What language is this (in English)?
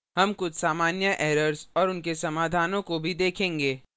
Hindi